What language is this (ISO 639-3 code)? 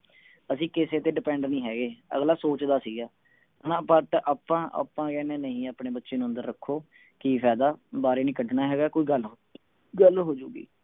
pan